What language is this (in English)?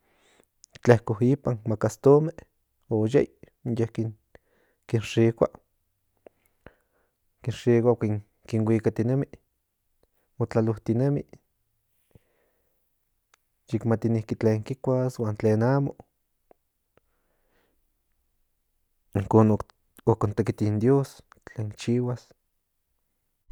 Central Nahuatl